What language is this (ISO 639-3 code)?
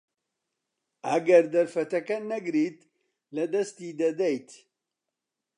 ckb